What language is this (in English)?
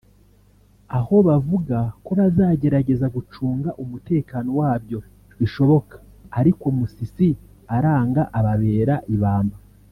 Kinyarwanda